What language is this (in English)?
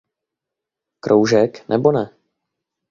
Czech